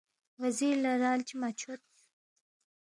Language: Balti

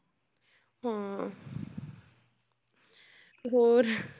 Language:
Punjabi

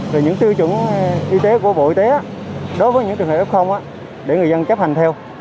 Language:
Vietnamese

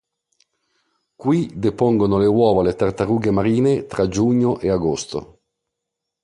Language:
Italian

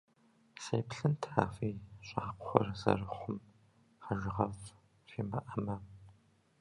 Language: Kabardian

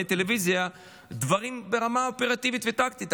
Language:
Hebrew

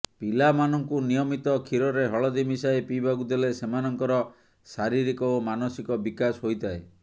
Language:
Odia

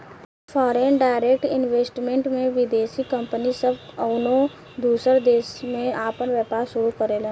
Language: Bhojpuri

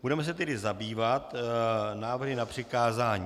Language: Czech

